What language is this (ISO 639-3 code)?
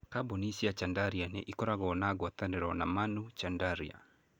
kik